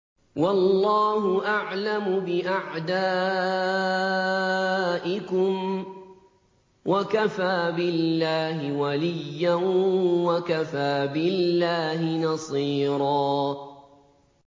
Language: Arabic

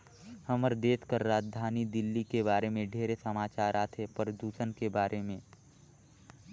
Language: Chhattisgarhi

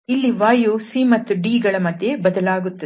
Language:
Kannada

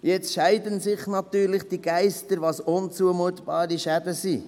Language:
Swiss German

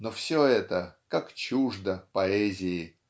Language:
Russian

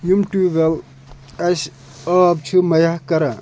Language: Kashmiri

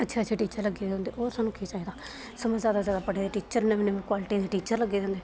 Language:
Dogri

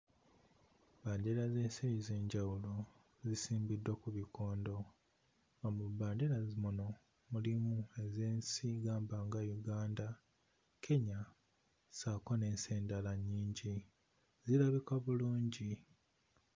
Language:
Ganda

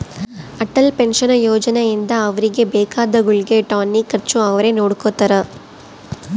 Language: Kannada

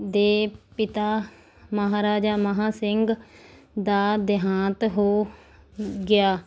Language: Punjabi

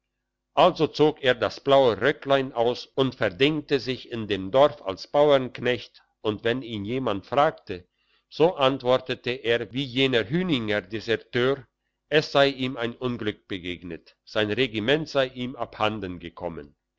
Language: German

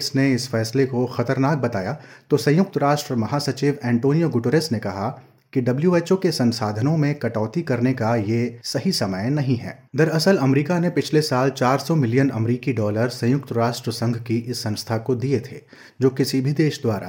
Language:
Hindi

